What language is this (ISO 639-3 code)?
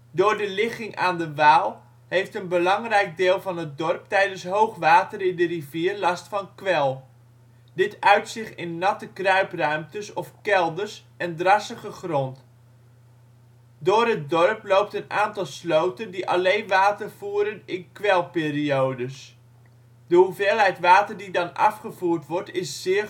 nld